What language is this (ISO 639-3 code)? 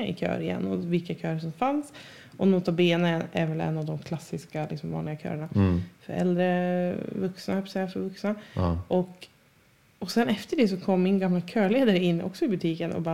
swe